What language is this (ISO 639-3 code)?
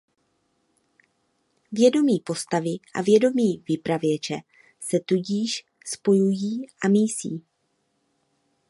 ces